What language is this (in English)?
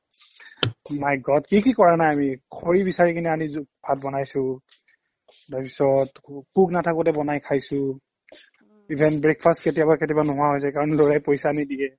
Assamese